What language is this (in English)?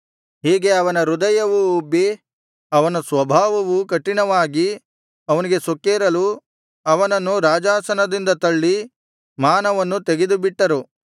Kannada